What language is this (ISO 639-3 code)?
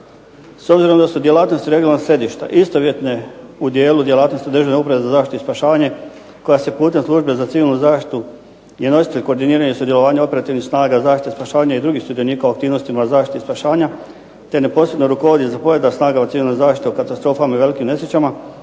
hrv